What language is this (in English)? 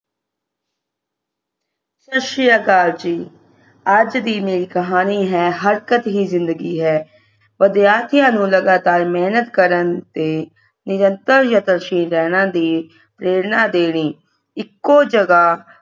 Punjabi